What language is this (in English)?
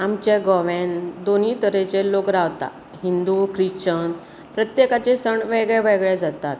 Konkani